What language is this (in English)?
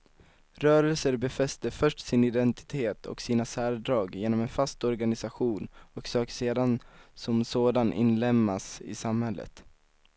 Swedish